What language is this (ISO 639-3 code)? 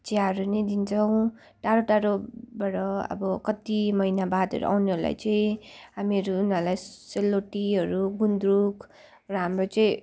nep